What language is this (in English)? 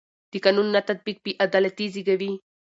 Pashto